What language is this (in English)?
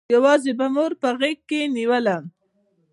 Pashto